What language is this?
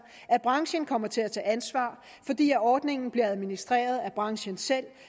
Danish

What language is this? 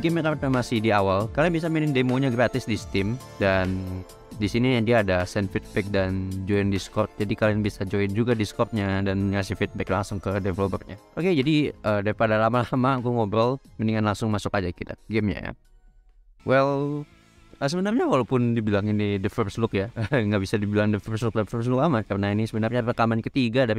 Indonesian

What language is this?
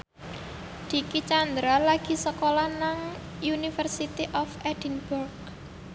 Javanese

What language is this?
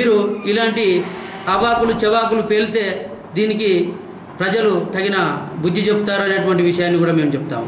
Hindi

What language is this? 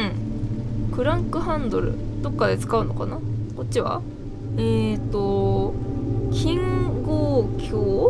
Japanese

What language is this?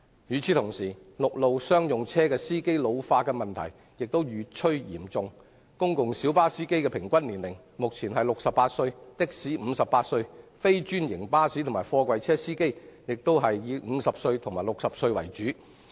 Cantonese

